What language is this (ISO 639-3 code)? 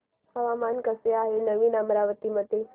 mar